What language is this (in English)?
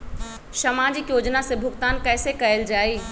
Magahi